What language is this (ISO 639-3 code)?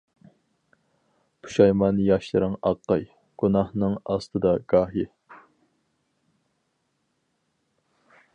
uig